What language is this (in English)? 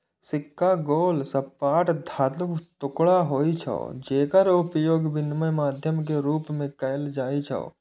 Maithili